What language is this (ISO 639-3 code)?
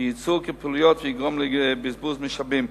heb